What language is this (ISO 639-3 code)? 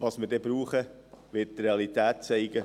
gsw